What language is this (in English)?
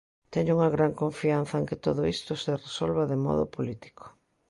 Galician